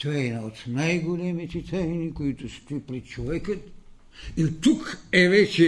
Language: Bulgarian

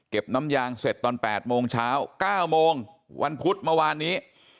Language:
Thai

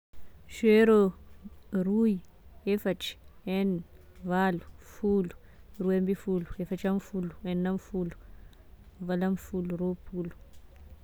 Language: Tesaka Malagasy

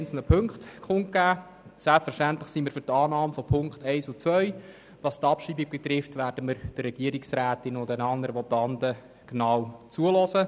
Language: Swiss German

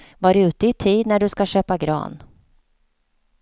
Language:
Swedish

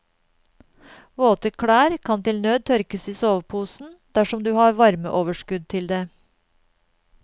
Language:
Norwegian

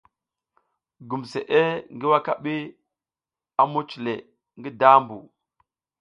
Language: South Giziga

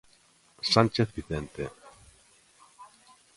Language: Galician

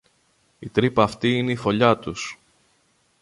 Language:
Greek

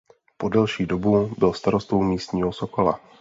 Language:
Czech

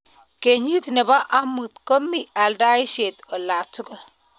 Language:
Kalenjin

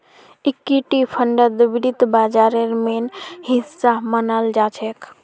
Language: Magahi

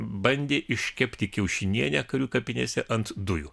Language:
Lithuanian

